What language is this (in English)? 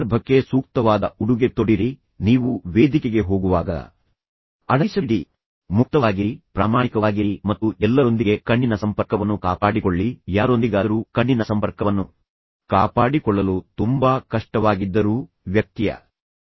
Kannada